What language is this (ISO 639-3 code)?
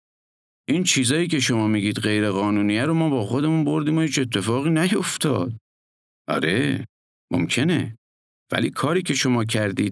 fas